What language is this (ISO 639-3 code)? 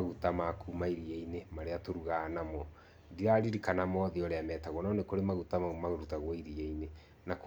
kik